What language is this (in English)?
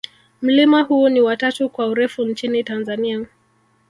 Swahili